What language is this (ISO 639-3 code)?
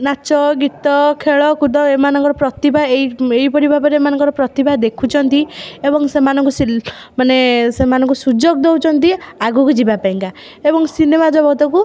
ori